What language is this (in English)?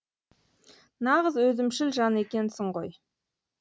Kazakh